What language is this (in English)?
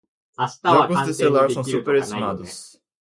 Portuguese